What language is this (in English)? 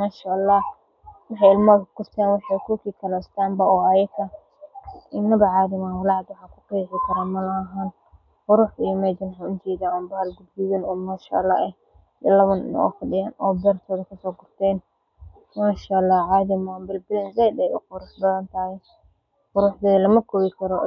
Somali